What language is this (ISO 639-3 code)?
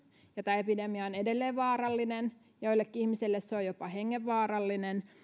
fin